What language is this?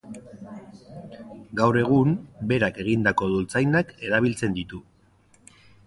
Basque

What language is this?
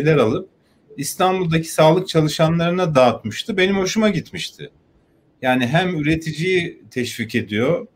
Turkish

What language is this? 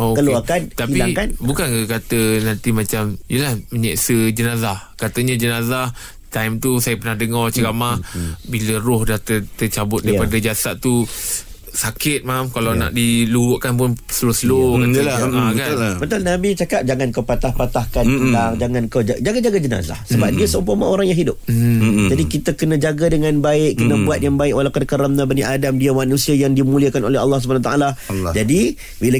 Malay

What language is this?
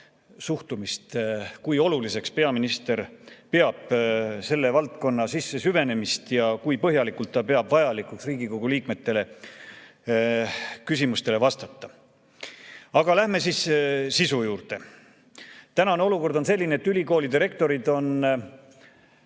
Estonian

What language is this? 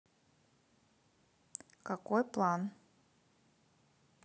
Russian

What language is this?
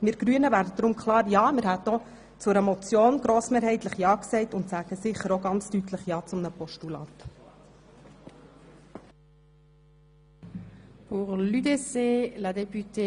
Swiss German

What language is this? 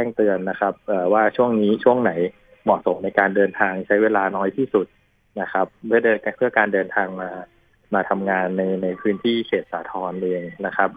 Thai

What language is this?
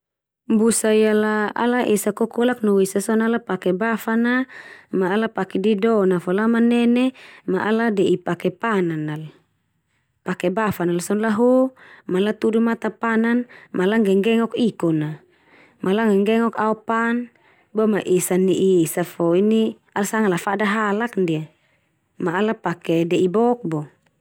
Termanu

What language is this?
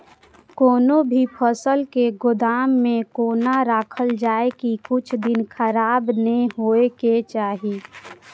Maithili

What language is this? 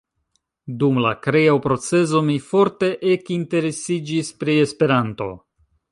Esperanto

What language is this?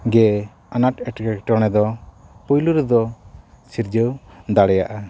Santali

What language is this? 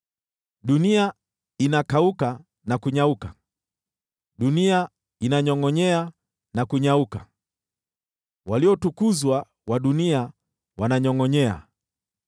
Swahili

